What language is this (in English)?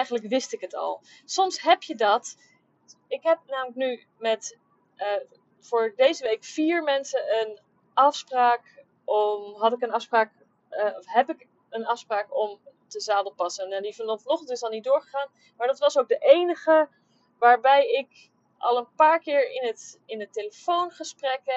Dutch